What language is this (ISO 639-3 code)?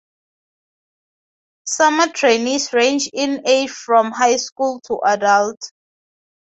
eng